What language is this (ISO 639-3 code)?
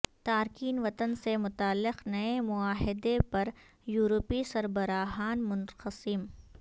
urd